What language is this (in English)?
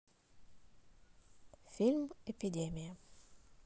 Russian